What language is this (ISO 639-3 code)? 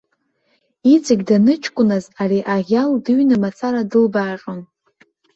abk